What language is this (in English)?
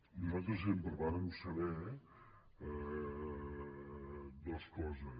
Catalan